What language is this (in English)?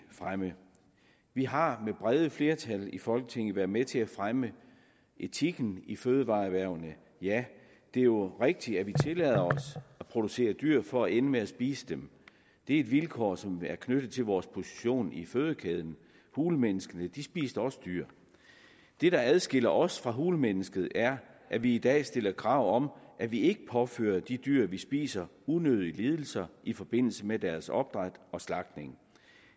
Danish